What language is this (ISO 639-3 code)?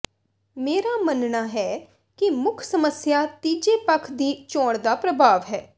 pan